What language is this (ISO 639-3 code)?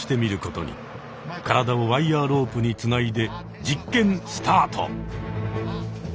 jpn